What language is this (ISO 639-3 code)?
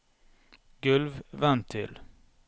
nor